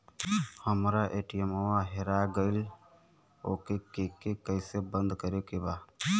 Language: Bhojpuri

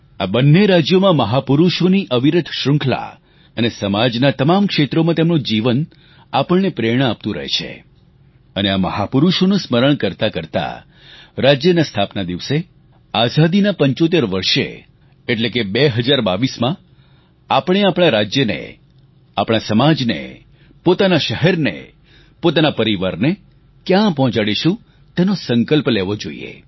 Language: Gujarati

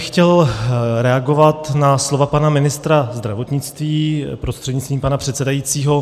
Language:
Czech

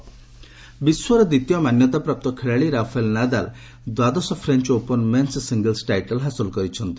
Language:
Odia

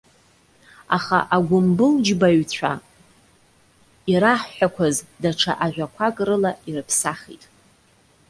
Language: Abkhazian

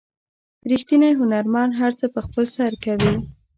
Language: Pashto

